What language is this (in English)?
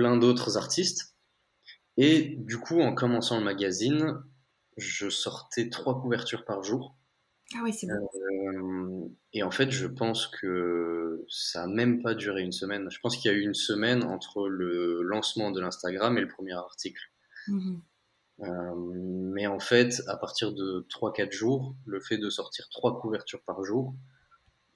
French